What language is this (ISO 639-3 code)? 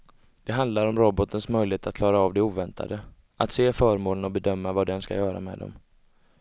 swe